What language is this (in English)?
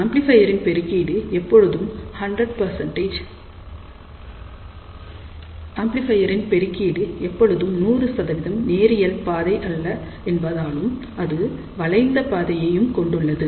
Tamil